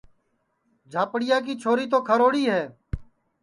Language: Sansi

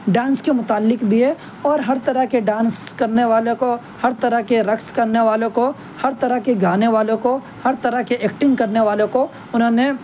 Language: Urdu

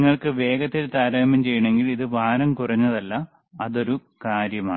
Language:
Malayalam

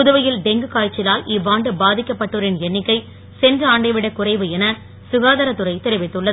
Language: Tamil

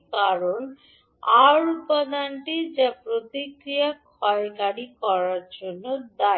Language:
Bangla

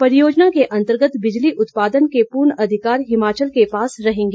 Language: Hindi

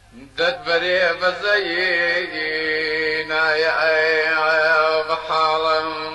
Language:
Arabic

